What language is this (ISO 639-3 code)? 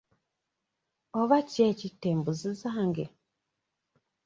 lug